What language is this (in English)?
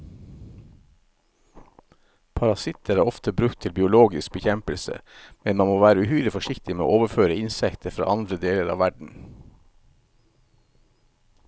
Norwegian